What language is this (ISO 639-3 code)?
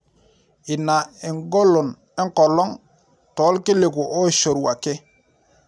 mas